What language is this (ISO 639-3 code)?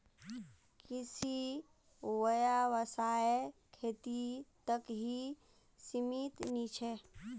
mag